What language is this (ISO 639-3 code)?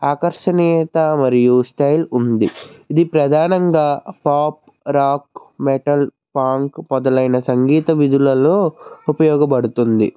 tel